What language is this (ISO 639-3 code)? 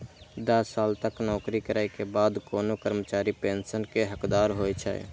mai